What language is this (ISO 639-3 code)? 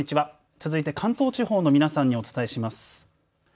jpn